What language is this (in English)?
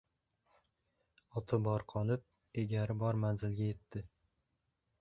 Uzbek